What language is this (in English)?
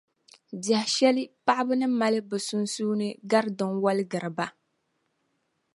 Dagbani